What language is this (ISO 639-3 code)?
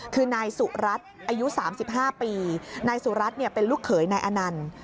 tha